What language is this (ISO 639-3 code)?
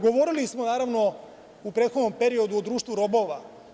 srp